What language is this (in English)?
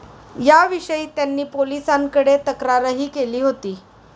Marathi